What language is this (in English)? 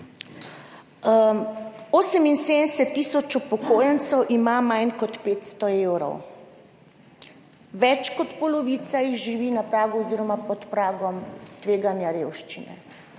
Slovenian